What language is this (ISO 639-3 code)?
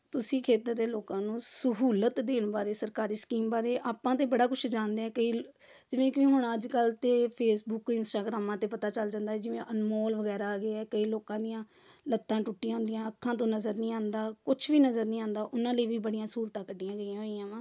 pan